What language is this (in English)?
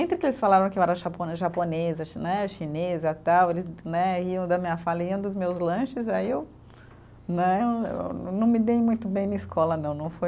Portuguese